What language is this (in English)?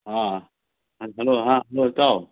Manipuri